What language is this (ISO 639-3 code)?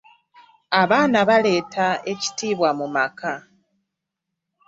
lug